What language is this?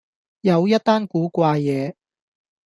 Cantonese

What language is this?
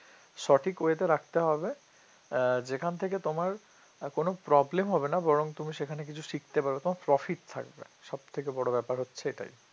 Bangla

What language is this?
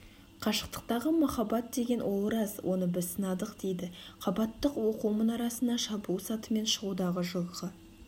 Kazakh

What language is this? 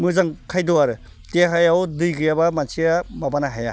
Bodo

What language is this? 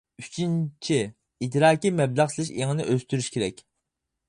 Uyghur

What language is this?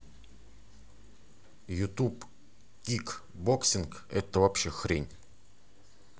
Russian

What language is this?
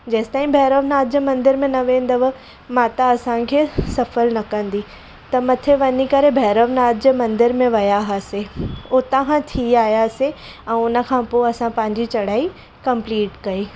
Sindhi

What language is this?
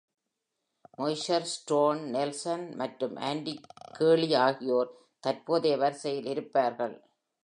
Tamil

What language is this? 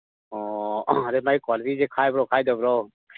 Manipuri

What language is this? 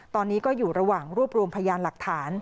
Thai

